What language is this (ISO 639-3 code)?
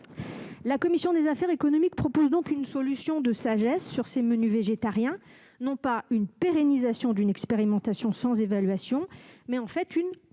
fra